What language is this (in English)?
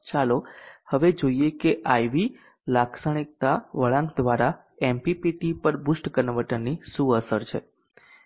Gujarati